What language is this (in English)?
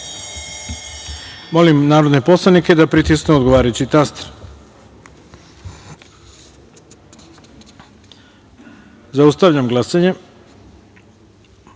Serbian